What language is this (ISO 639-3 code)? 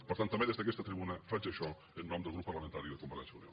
cat